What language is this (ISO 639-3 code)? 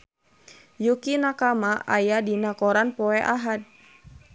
sun